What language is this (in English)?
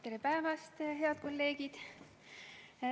Estonian